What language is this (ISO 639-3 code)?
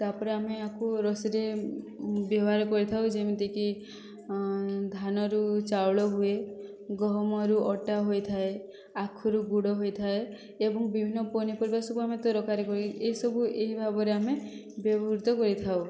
ori